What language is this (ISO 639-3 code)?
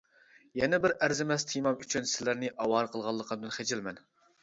uig